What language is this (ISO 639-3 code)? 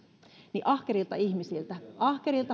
fin